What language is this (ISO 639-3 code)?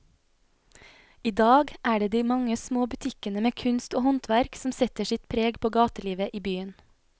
nor